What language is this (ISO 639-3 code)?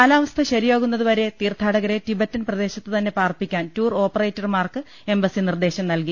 mal